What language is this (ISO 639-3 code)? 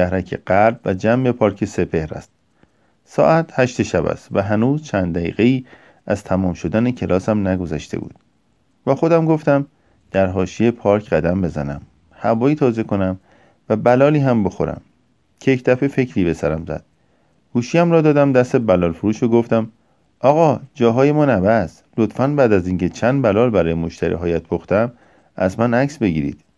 fas